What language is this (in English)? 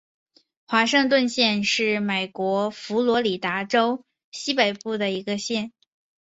Chinese